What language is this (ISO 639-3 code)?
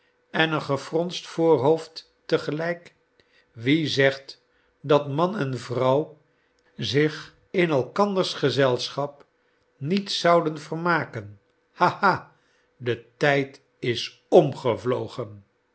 nld